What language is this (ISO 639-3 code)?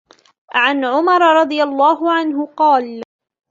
ara